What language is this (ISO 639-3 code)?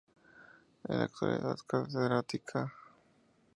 spa